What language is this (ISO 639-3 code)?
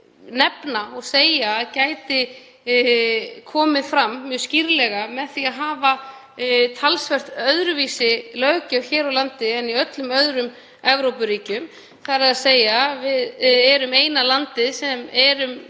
isl